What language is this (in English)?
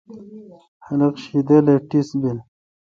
Kalkoti